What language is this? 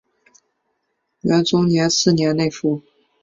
Chinese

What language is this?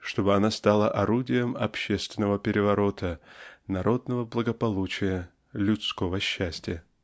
Russian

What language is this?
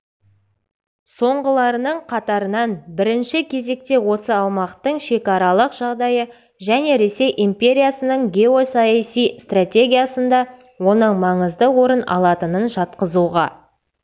Kazakh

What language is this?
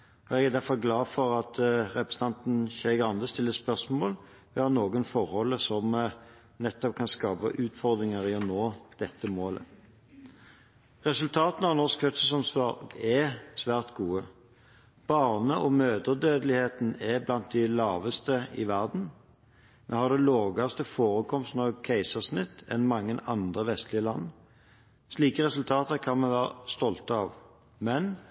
Norwegian Bokmål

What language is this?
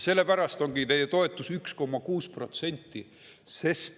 Estonian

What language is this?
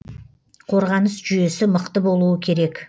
Kazakh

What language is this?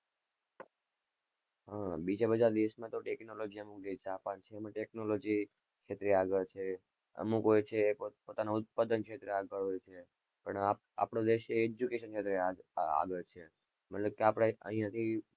Gujarati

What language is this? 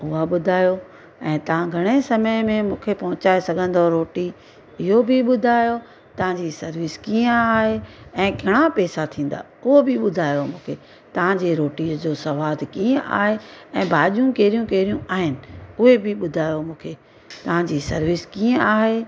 Sindhi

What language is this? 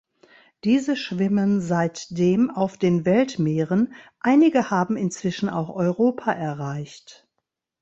German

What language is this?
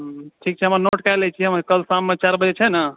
Maithili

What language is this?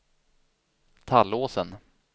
Swedish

